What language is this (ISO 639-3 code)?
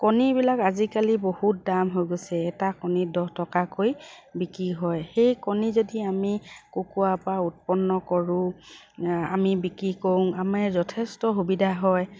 asm